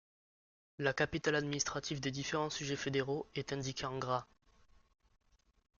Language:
French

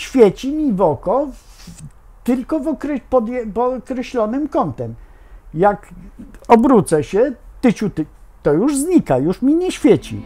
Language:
Polish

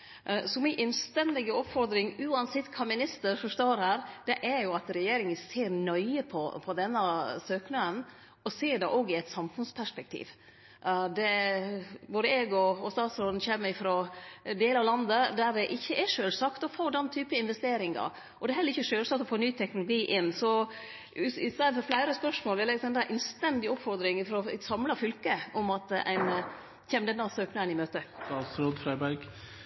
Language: Norwegian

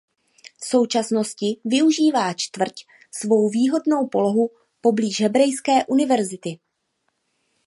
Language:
Czech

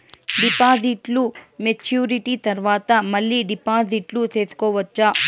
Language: Telugu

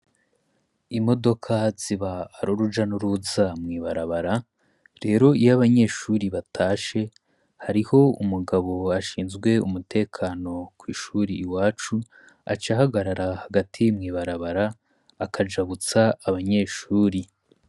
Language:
Rundi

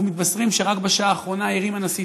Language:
Hebrew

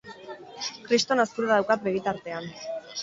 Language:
Basque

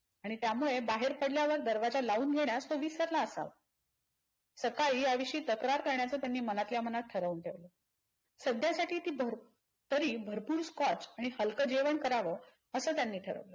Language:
Marathi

